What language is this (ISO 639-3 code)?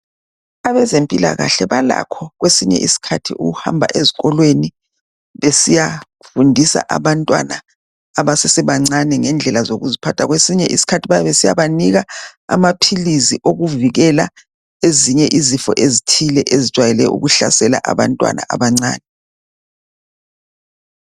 nde